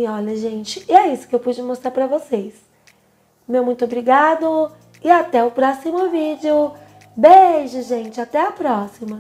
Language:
Portuguese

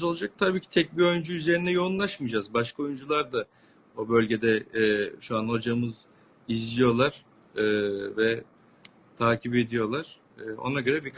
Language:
Turkish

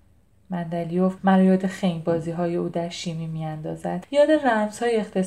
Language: Persian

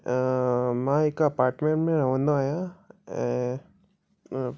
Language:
Sindhi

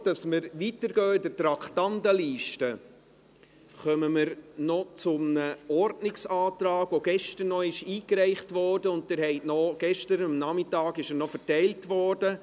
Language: Swiss German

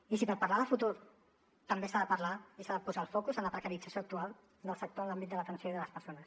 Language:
Catalan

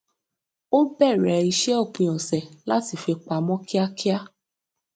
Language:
Yoruba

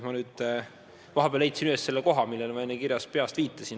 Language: Estonian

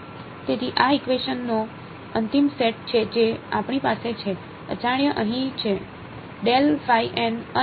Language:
Gujarati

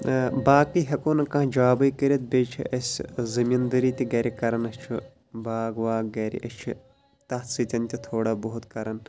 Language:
Kashmiri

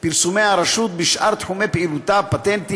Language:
Hebrew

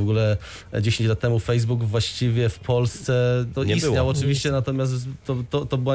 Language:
Polish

